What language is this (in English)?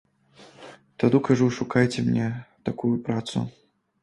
Belarusian